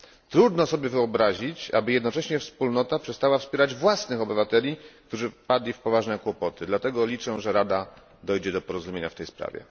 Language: Polish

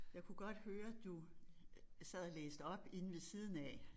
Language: Danish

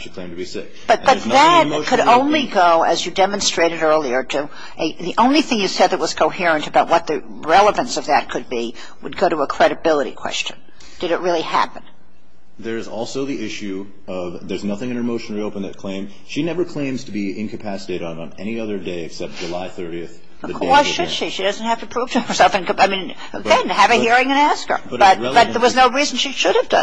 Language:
English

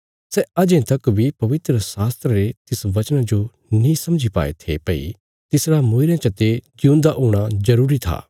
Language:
Bilaspuri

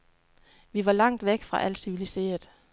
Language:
Danish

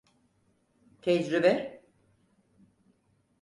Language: Turkish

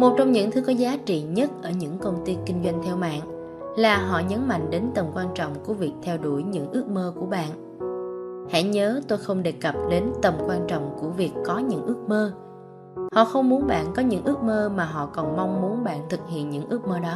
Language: Vietnamese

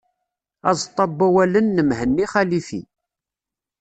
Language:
Kabyle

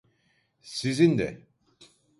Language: Turkish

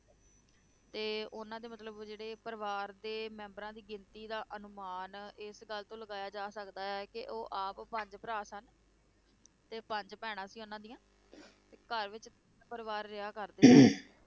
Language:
Punjabi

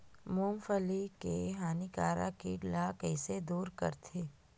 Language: Chhattisgarhi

